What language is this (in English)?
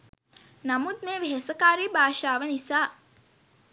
Sinhala